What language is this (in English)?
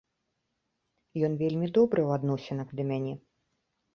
Belarusian